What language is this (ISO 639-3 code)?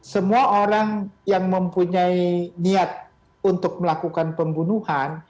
ind